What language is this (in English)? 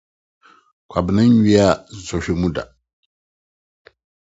Akan